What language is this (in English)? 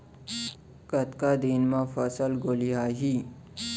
Chhattisgarhi